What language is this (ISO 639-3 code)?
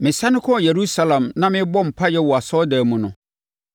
aka